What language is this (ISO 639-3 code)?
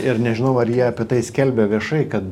lit